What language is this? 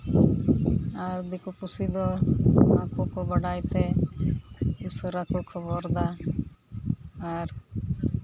Santali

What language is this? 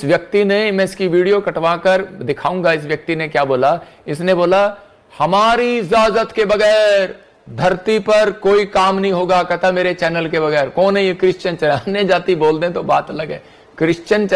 Hindi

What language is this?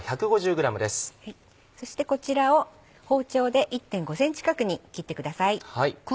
Japanese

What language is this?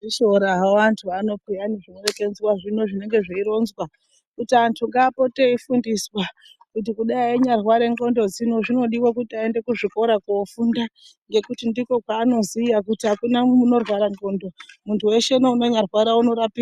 Ndau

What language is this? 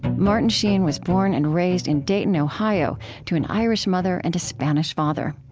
English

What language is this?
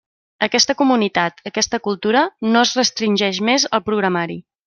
Catalan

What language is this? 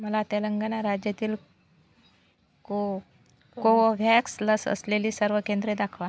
Marathi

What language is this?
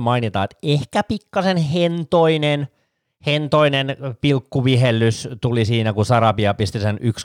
Finnish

